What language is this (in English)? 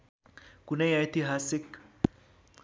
Nepali